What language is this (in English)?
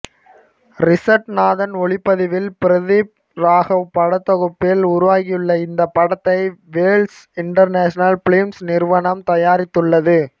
Tamil